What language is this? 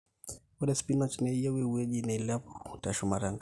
Masai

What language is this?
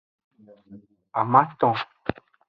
Aja (Benin)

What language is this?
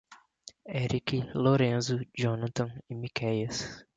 Portuguese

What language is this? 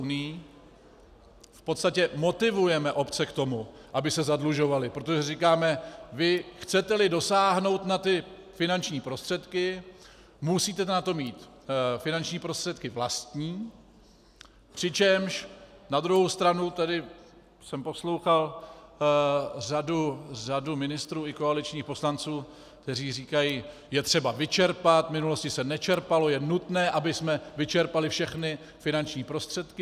Czech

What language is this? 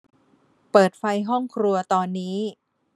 Thai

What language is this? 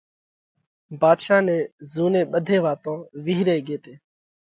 Parkari Koli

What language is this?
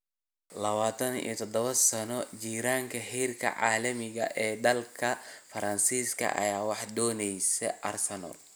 Somali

